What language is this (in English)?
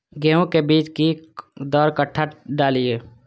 Maithili